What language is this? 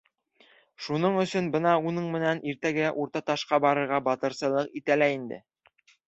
Bashkir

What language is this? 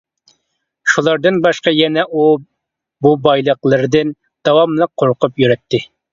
Uyghur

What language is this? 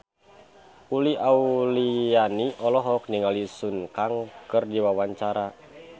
Sundanese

